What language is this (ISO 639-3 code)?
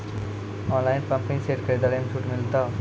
mai